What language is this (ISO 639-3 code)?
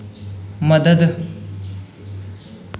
doi